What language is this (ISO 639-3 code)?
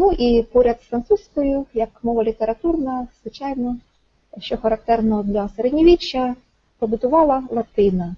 ukr